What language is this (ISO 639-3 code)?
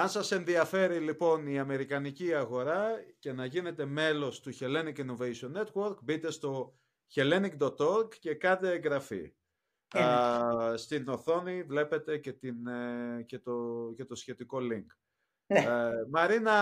ell